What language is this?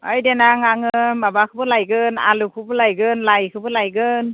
Bodo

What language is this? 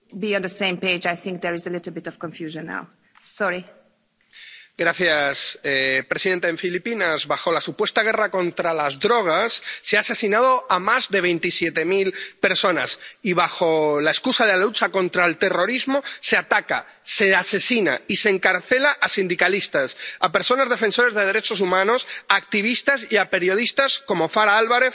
Spanish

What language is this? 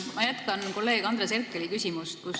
Estonian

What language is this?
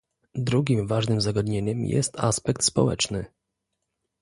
Polish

